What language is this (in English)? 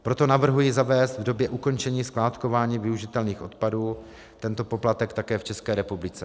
Czech